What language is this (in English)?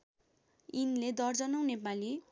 Nepali